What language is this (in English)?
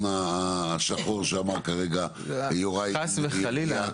Hebrew